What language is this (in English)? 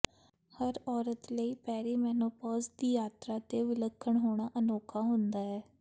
Punjabi